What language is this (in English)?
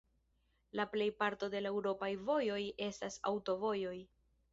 Esperanto